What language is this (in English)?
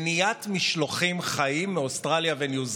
Hebrew